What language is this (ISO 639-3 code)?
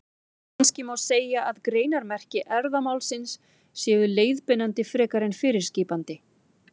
isl